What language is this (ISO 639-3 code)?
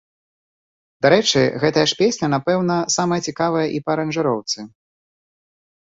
bel